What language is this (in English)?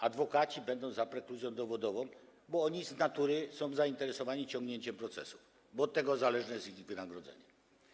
Polish